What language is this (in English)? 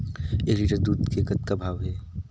Chhattisgarhi